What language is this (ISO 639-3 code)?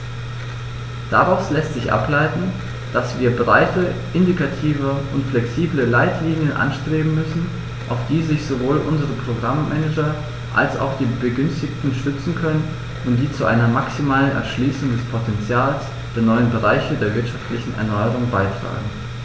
deu